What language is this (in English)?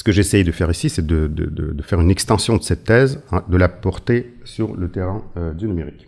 French